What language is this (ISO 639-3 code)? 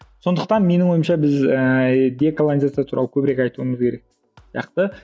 kaz